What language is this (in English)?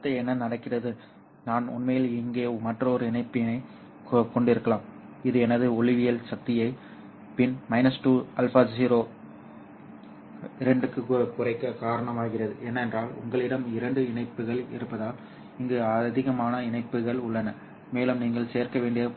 Tamil